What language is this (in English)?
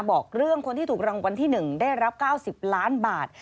Thai